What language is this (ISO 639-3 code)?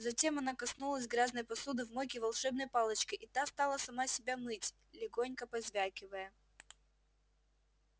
rus